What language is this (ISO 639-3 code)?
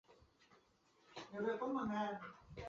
zho